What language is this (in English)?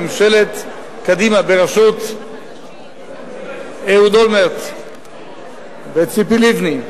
Hebrew